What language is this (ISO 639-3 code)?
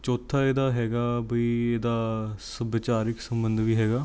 pan